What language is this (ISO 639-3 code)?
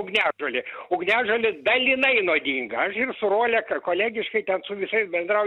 lit